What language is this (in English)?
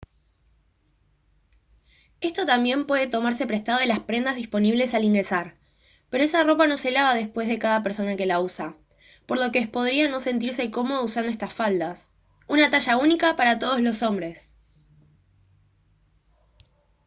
Spanish